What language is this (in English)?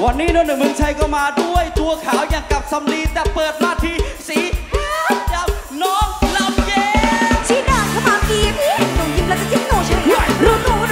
Thai